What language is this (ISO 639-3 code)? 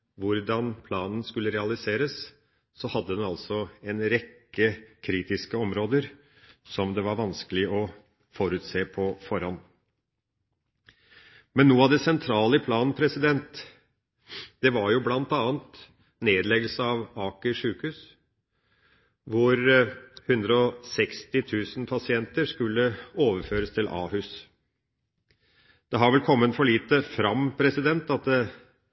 nob